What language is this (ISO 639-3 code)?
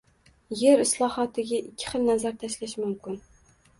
uzb